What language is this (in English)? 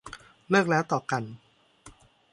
Thai